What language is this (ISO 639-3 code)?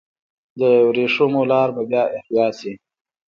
pus